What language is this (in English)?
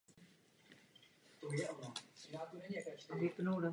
Czech